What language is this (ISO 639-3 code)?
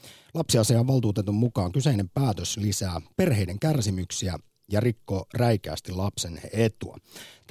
fin